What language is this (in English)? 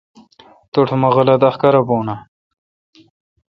Kalkoti